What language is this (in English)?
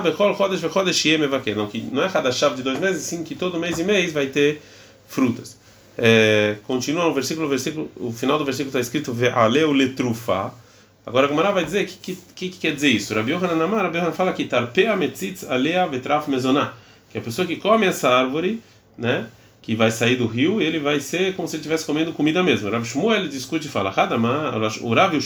Portuguese